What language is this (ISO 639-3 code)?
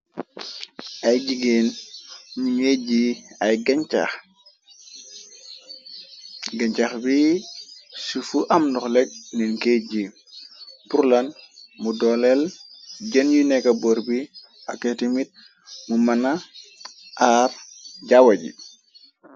wol